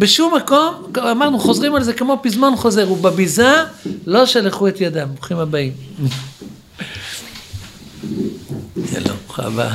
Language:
Hebrew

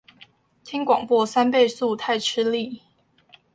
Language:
Chinese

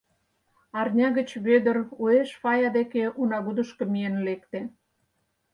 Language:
Mari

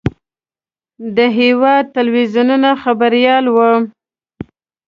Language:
Pashto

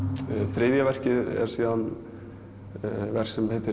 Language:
Icelandic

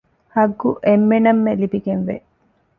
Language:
Divehi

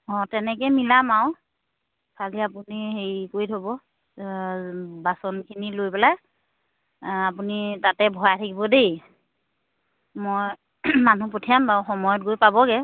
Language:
Assamese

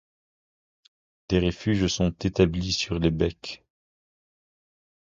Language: French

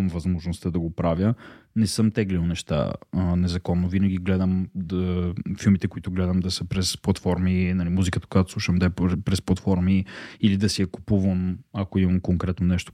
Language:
Bulgarian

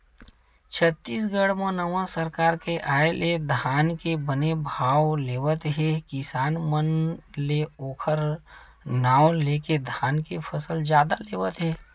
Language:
Chhattisgarhi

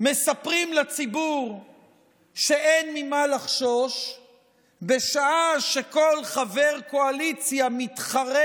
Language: Hebrew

